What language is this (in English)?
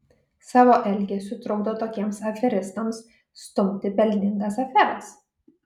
Lithuanian